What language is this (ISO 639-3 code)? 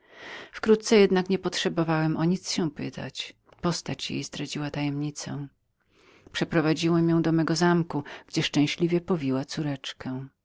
pol